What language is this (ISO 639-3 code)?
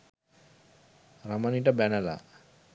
sin